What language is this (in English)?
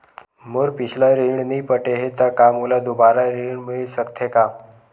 Chhattisgarhi